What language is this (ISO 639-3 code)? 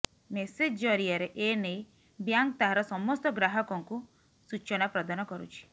ori